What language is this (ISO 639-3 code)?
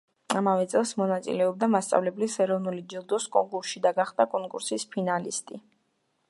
kat